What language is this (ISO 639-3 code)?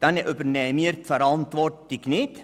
gsw